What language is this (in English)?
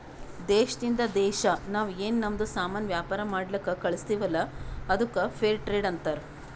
Kannada